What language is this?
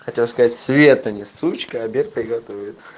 Russian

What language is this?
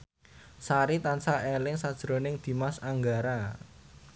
Javanese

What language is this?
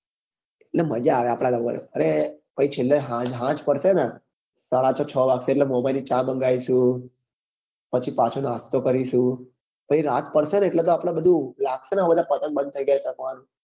Gujarati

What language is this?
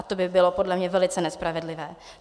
Czech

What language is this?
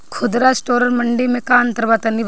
Bhojpuri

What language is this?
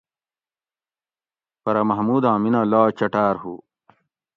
Gawri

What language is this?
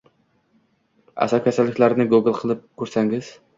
Uzbek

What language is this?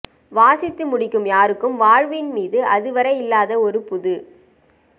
Tamil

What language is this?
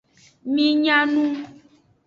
Aja (Benin)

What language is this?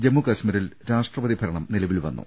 Malayalam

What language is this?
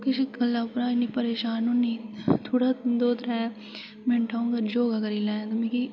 Dogri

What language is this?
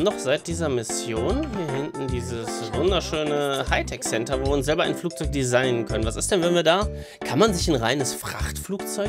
German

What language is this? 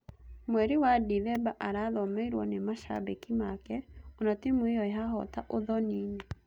Kikuyu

